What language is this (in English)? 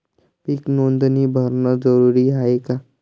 Marathi